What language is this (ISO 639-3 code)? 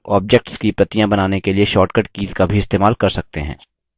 hin